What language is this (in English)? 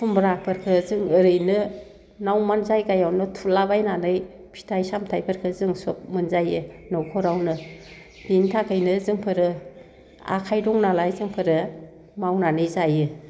Bodo